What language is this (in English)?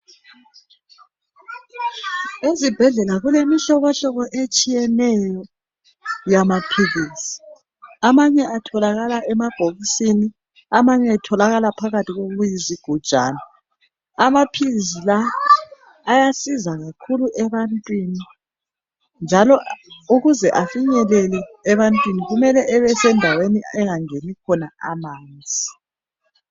North Ndebele